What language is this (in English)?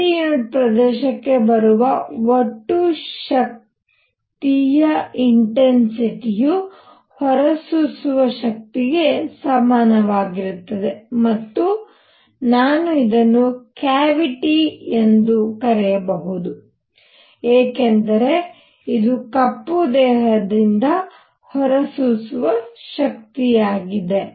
Kannada